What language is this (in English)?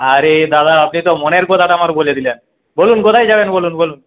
Bangla